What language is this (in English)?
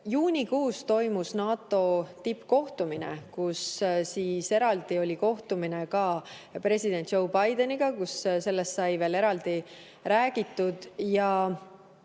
Estonian